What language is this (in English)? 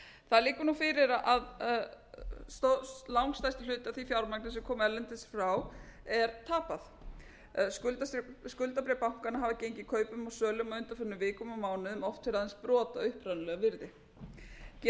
Icelandic